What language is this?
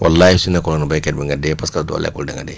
Wolof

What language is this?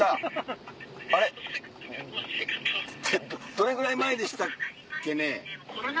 Japanese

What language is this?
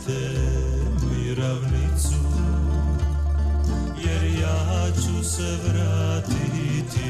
Croatian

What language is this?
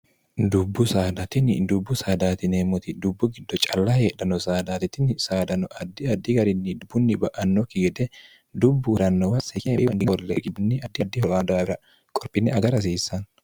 Sidamo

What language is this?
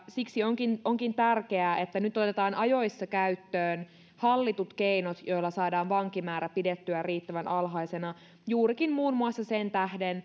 Finnish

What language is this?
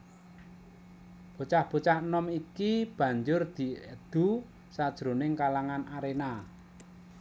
Javanese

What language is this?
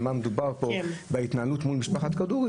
Hebrew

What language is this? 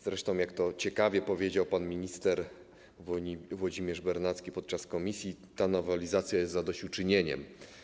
Polish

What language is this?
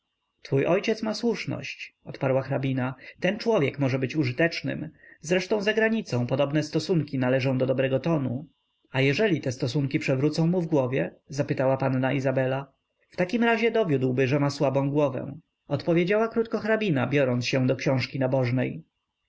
Polish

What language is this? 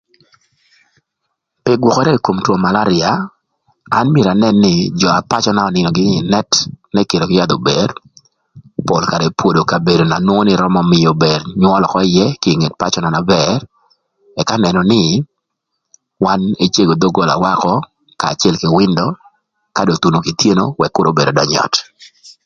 Thur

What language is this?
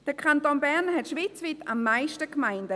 Swiss German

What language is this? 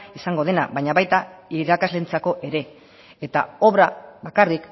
Basque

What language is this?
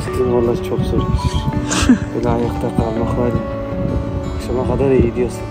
Turkish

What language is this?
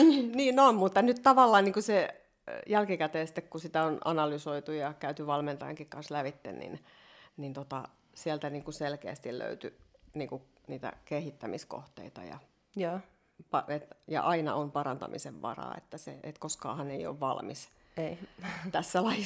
Finnish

